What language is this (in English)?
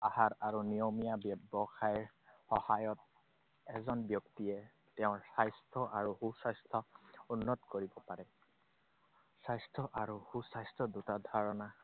Assamese